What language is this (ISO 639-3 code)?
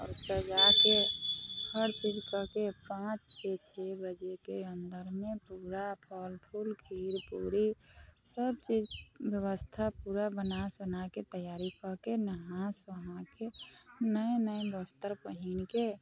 mai